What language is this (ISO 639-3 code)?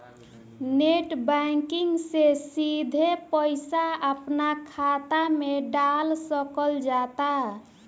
bho